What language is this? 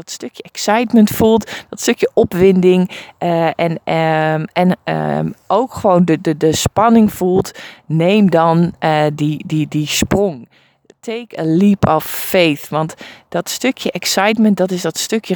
Dutch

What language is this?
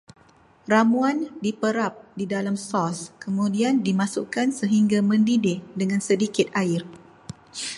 Malay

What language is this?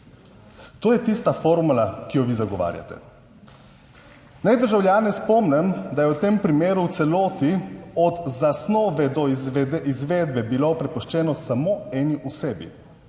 Slovenian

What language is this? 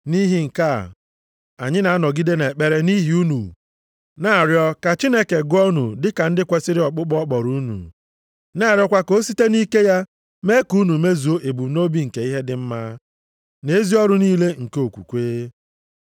Igbo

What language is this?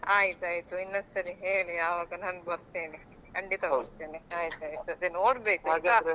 Kannada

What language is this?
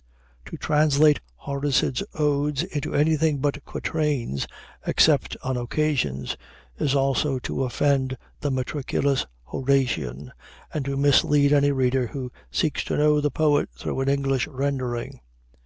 English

